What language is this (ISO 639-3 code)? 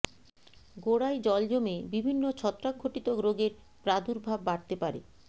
ben